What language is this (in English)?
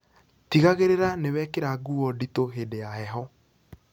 Kikuyu